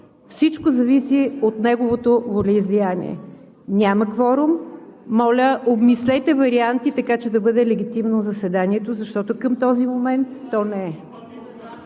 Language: Bulgarian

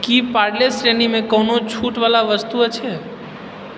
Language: Maithili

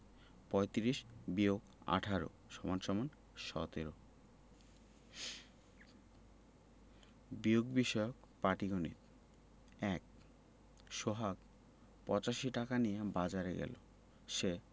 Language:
Bangla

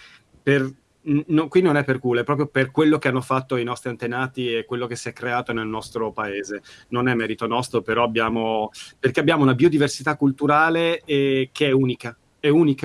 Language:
Italian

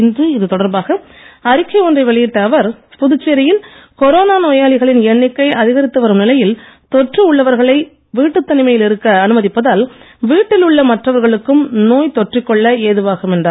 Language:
Tamil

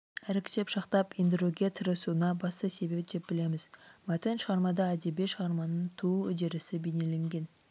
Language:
Kazakh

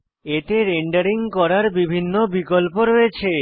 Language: Bangla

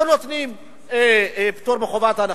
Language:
Hebrew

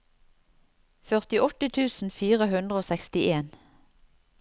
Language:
Norwegian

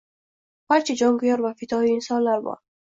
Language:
Uzbek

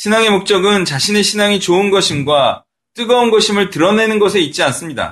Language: Korean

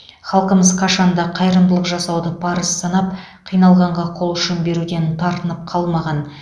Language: Kazakh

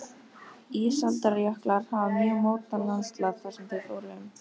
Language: Icelandic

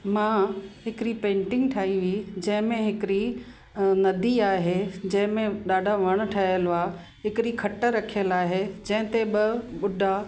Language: Sindhi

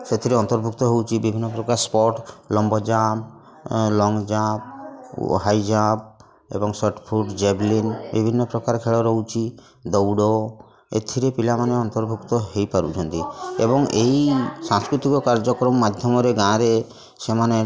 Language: Odia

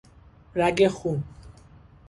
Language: Persian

